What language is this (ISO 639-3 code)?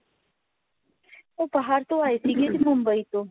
pan